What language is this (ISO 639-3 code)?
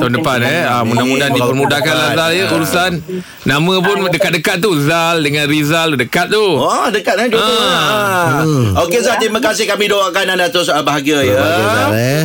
msa